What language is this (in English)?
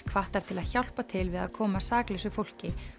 Icelandic